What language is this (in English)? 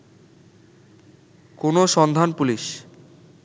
Bangla